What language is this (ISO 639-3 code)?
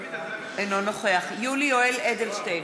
heb